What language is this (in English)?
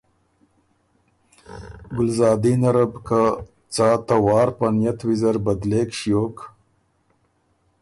Ormuri